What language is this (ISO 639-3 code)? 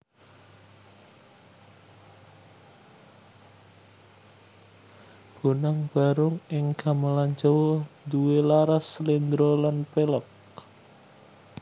jav